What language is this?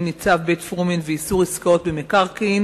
Hebrew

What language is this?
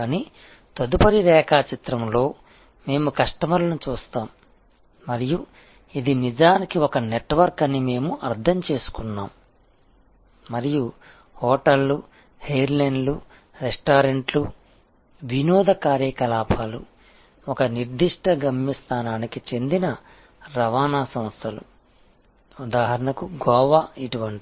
Telugu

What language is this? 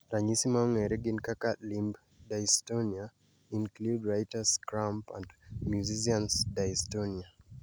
Luo (Kenya and Tanzania)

